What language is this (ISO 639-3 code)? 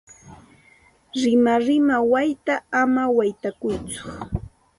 qxt